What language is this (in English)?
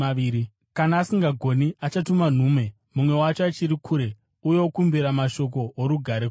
Shona